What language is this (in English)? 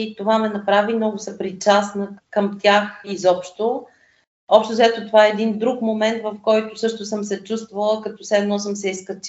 Bulgarian